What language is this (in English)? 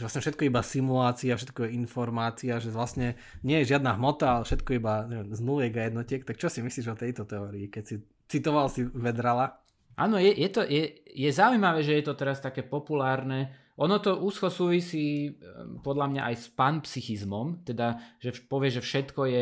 Slovak